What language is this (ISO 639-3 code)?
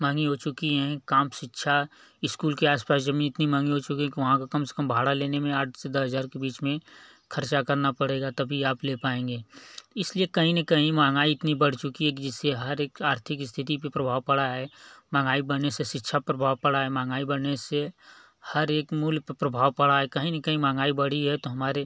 hin